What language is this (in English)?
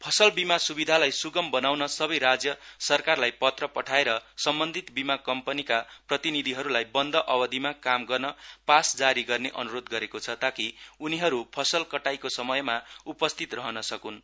Nepali